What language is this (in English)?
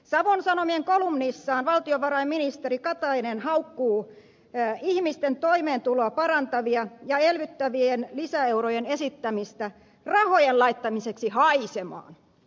Finnish